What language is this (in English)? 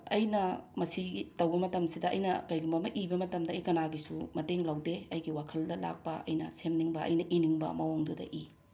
Manipuri